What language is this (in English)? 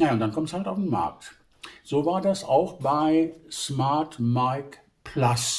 German